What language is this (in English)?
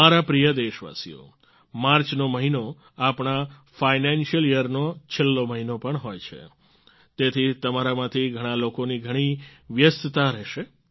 Gujarati